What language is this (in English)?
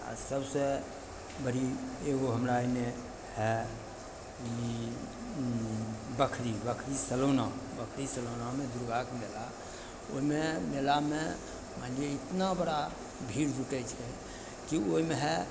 Maithili